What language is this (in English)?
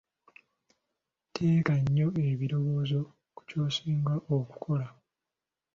Ganda